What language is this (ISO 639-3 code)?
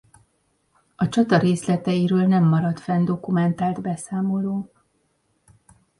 hun